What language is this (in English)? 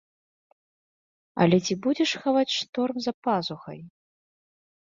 Belarusian